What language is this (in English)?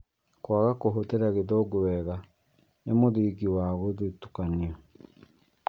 Kikuyu